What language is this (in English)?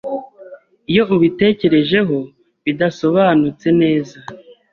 Kinyarwanda